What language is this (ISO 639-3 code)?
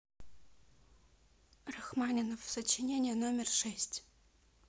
rus